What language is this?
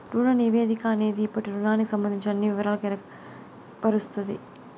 Telugu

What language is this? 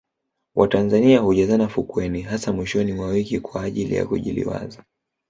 Swahili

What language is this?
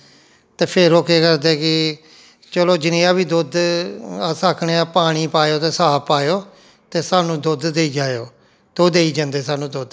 Dogri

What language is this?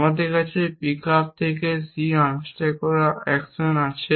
Bangla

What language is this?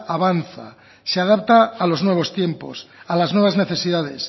Spanish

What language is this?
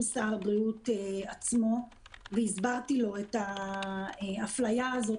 Hebrew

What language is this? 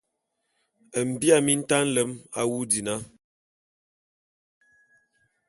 Bulu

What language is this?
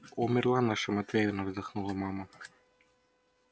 Russian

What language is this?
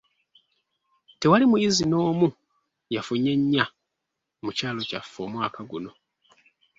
Ganda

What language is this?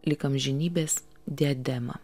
Lithuanian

